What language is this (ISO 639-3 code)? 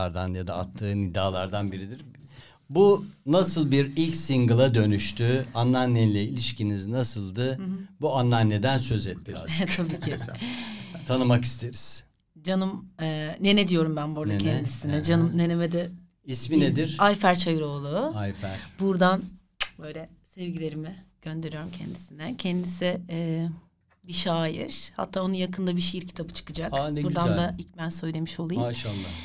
tur